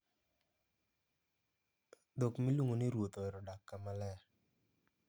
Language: Luo (Kenya and Tanzania)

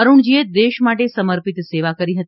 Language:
Gujarati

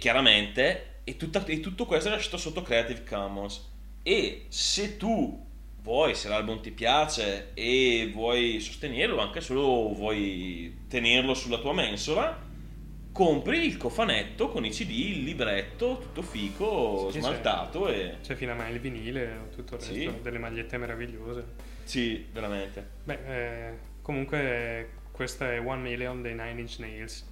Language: Italian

